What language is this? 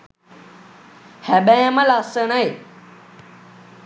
Sinhala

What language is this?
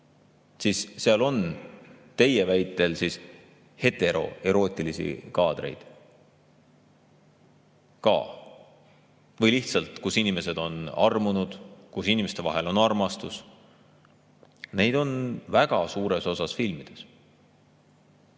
Estonian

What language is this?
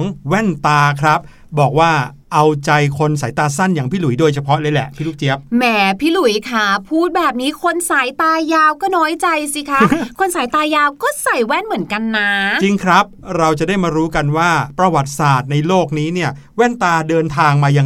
Thai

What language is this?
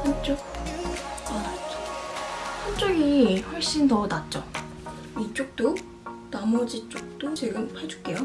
Korean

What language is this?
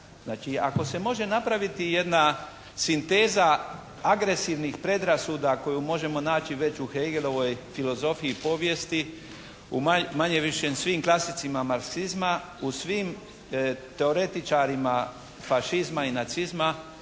Croatian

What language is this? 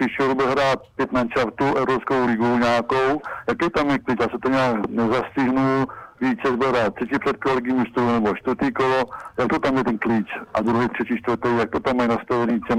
Czech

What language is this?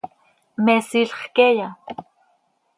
Seri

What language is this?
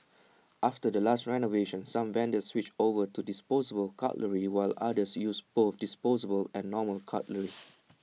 English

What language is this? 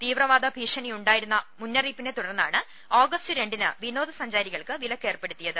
Malayalam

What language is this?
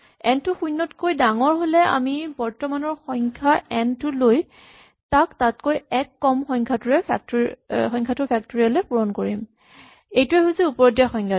Assamese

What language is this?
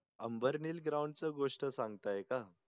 Marathi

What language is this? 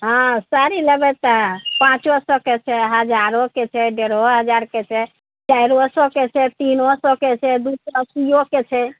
Maithili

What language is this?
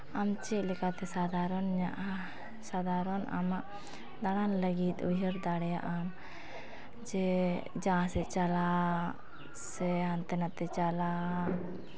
Santali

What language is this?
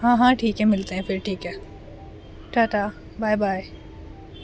Urdu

